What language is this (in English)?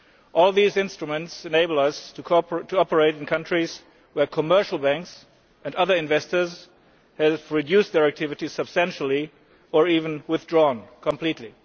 English